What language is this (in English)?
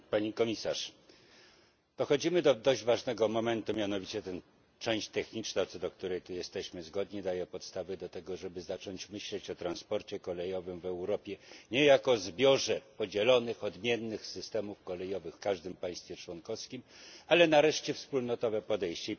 Polish